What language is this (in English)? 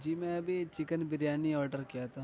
Urdu